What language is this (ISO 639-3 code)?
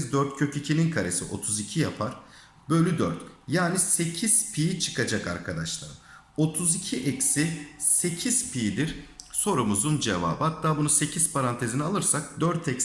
tur